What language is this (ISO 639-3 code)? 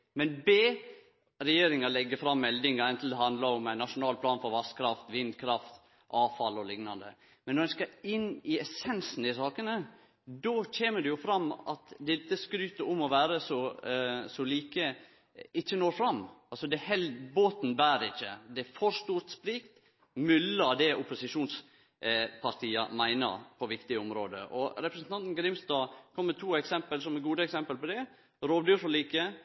nno